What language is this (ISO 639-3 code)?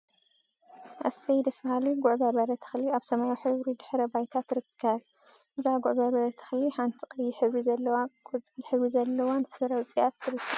tir